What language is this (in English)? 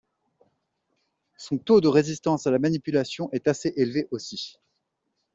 French